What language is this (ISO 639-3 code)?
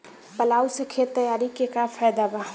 bho